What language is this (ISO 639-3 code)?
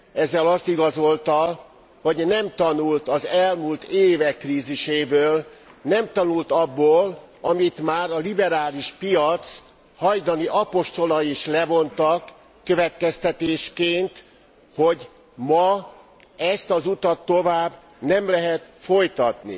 hun